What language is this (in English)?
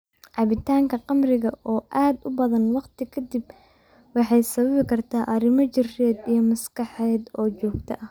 Somali